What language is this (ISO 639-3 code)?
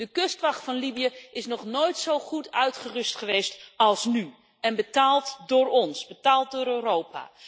nld